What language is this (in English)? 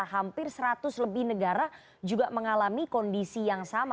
Indonesian